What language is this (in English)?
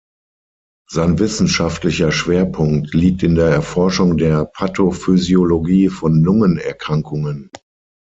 German